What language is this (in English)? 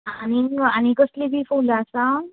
Konkani